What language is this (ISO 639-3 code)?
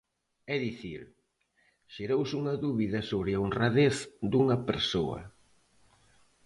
glg